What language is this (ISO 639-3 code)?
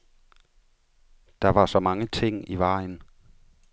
dan